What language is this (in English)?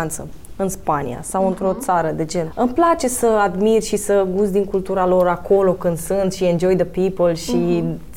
Romanian